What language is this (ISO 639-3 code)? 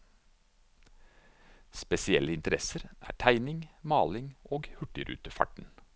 nor